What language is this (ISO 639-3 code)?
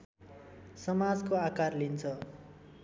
nep